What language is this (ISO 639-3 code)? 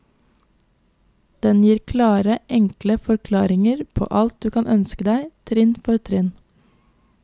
nor